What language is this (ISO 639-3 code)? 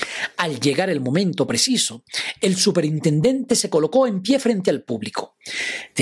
spa